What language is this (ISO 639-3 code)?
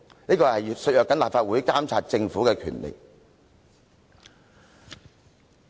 yue